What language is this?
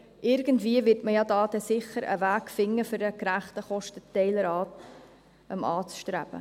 Swiss German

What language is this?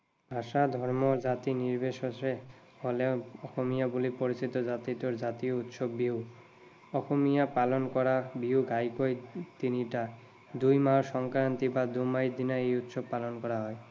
Assamese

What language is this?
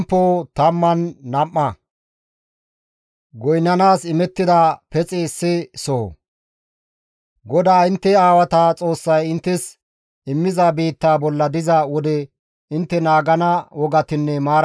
Gamo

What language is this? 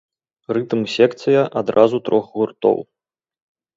Belarusian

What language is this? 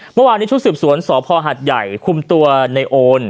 Thai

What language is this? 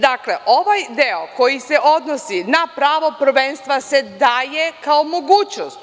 Serbian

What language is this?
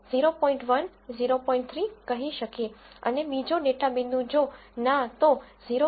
Gujarati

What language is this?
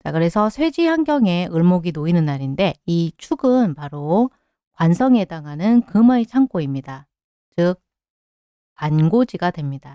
Korean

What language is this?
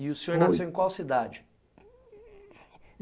Portuguese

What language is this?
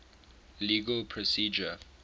English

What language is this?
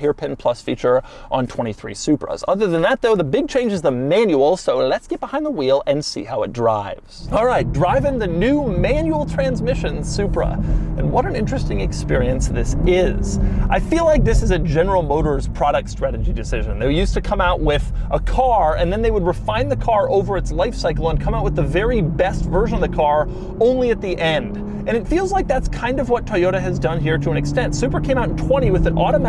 English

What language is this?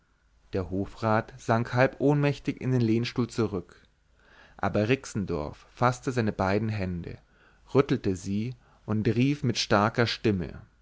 German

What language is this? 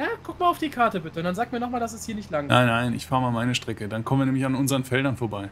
German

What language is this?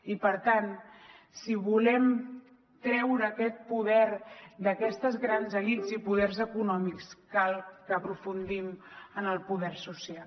Catalan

